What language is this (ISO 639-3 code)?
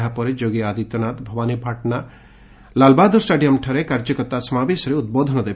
ori